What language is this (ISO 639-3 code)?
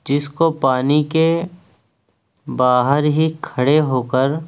urd